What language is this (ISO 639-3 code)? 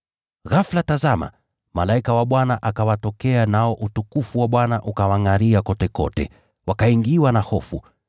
swa